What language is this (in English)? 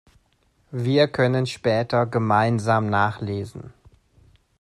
German